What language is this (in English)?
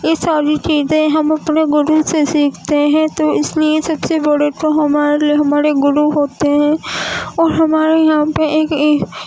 Urdu